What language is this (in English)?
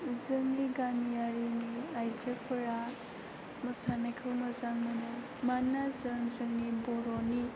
Bodo